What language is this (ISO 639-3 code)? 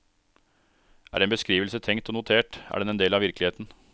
nor